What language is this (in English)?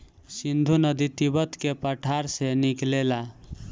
Bhojpuri